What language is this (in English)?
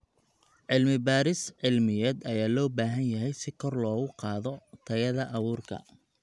Somali